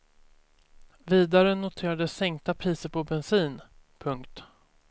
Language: Swedish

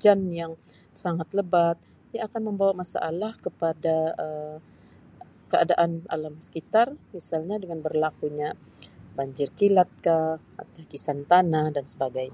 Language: Sabah Malay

